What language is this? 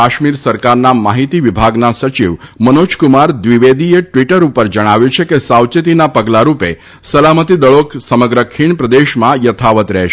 Gujarati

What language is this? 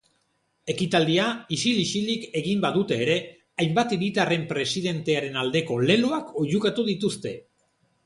Basque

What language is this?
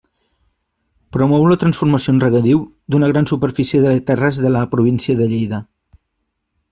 Catalan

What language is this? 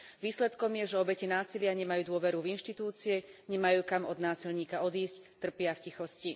Slovak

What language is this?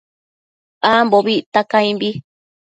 Matsés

